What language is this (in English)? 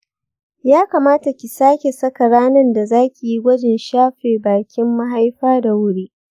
Hausa